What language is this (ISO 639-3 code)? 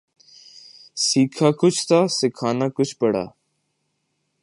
urd